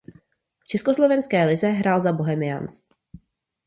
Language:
Czech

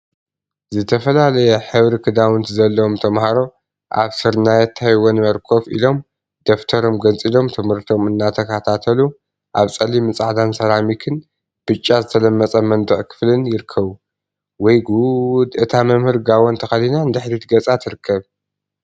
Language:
Tigrinya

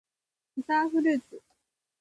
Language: Japanese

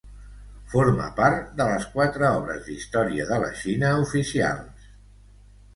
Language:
Catalan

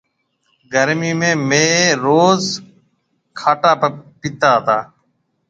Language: Marwari (Pakistan)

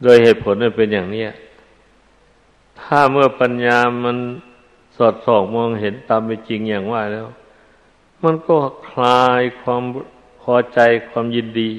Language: Thai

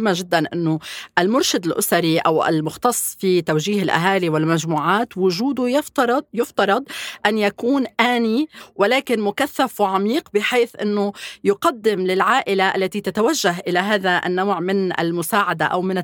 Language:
Arabic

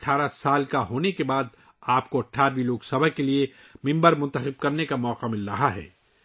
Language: Urdu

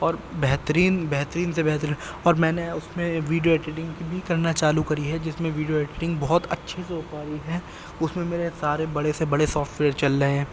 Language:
Urdu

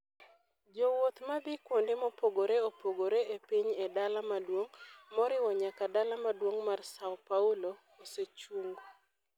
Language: Luo (Kenya and Tanzania)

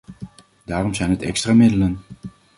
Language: Dutch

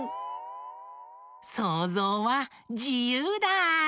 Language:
Japanese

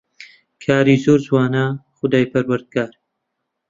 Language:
Central Kurdish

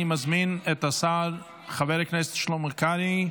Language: Hebrew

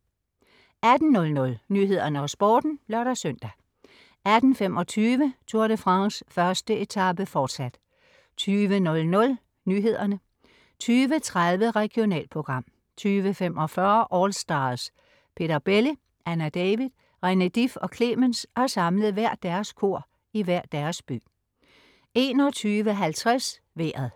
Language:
Danish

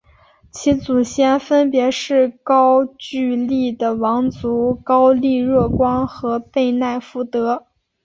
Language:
Chinese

